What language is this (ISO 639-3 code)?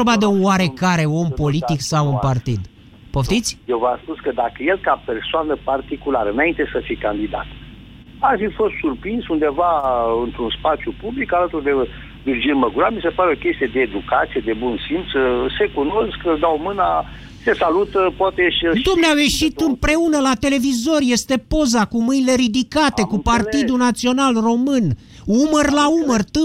ron